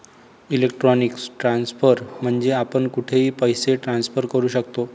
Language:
Marathi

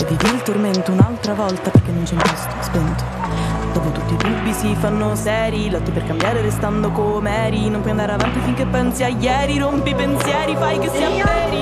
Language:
Italian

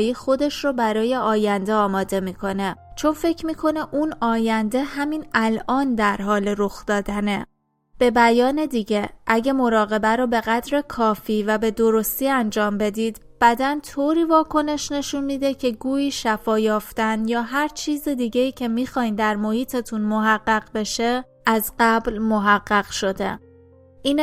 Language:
Persian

